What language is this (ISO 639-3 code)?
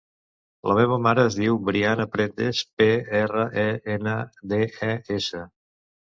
cat